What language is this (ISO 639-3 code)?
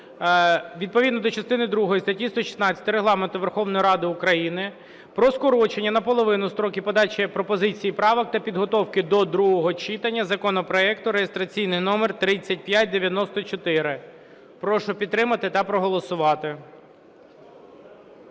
ukr